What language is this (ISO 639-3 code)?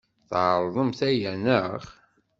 kab